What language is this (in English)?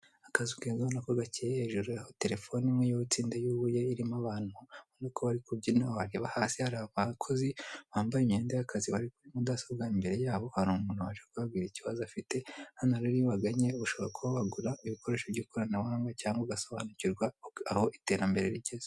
Kinyarwanda